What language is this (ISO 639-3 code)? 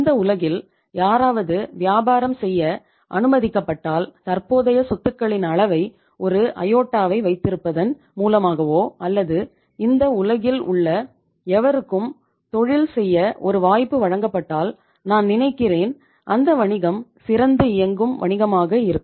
tam